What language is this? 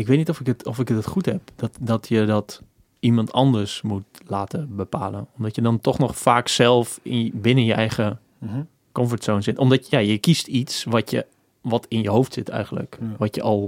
Dutch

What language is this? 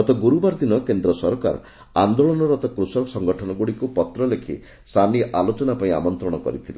Odia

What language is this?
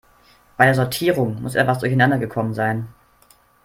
German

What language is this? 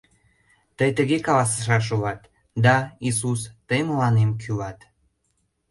Mari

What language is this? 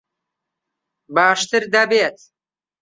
Central Kurdish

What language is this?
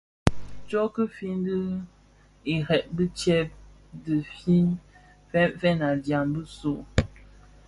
Bafia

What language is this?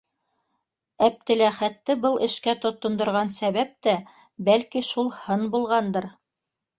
Bashkir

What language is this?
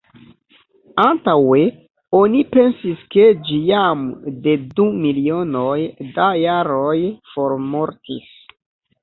Esperanto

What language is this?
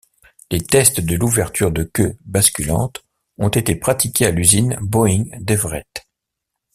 French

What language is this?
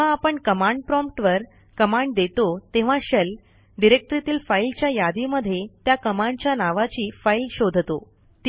Marathi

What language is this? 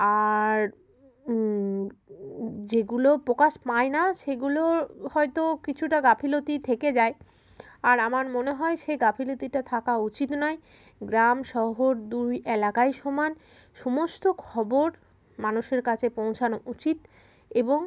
Bangla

